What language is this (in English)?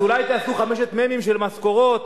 Hebrew